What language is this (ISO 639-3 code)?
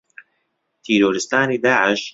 ckb